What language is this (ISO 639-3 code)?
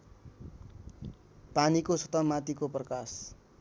nep